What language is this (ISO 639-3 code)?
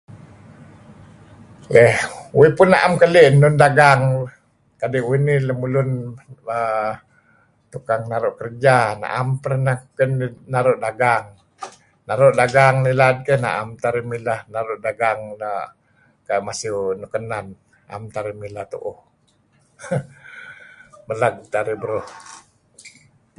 kzi